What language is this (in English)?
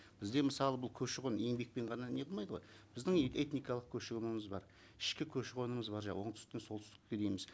Kazakh